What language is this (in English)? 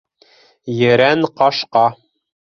Bashkir